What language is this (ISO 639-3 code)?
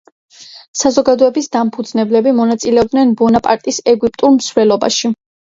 kat